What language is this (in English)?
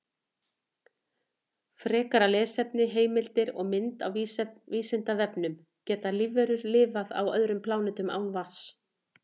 Icelandic